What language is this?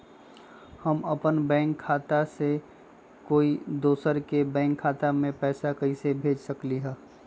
Magahi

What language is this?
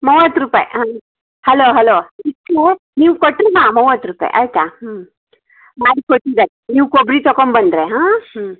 Kannada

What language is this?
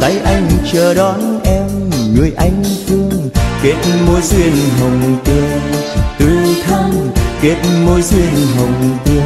Vietnamese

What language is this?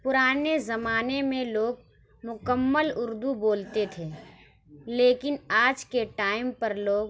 Urdu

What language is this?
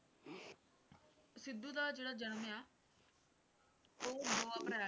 Punjabi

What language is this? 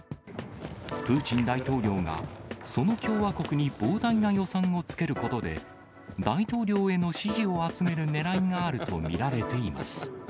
Japanese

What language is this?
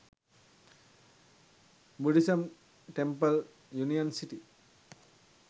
Sinhala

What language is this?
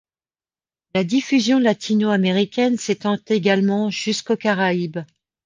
French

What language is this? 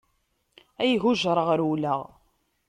Kabyle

